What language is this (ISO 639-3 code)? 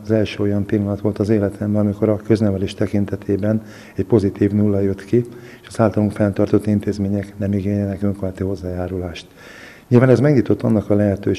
hun